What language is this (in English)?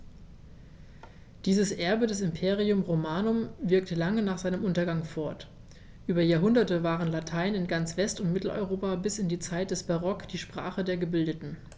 German